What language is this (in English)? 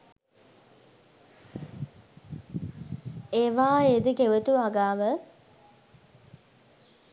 Sinhala